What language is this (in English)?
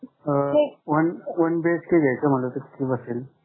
Marathi